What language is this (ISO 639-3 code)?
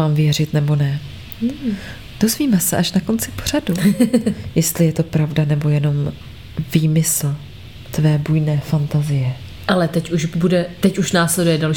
ces